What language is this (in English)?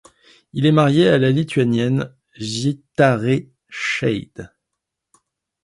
French